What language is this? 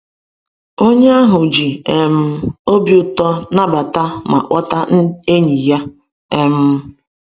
Igbo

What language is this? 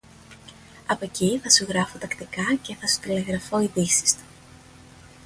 Greek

